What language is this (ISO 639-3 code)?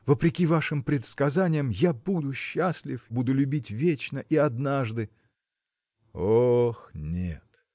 rus